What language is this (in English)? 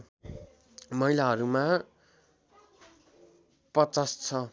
Nepali